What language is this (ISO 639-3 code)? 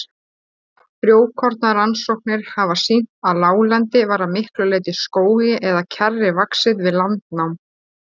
isl